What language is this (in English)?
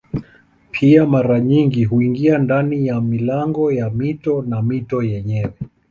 Swahili